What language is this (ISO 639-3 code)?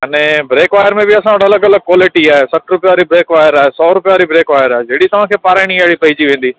snd